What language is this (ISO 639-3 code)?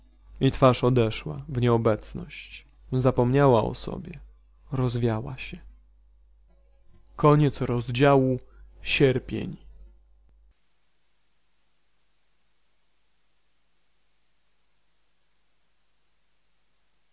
pol